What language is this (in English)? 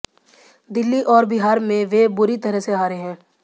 Hindi